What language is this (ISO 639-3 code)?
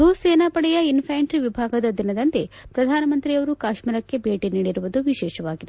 kan